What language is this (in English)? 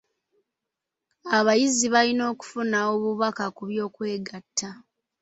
Ganda